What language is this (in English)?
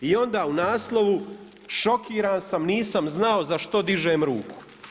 Croatian